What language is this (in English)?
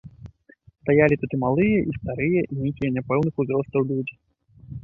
Belarusian